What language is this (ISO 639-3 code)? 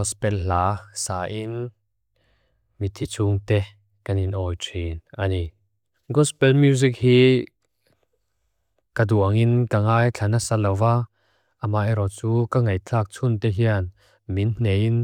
lus